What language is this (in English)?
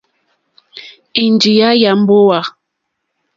Mokpwe